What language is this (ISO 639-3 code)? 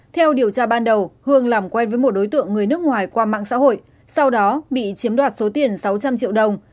vie